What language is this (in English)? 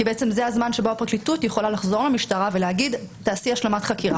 Hebrew